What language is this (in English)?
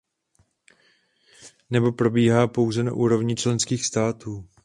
Czech